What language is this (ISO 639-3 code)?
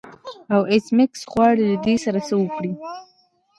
pus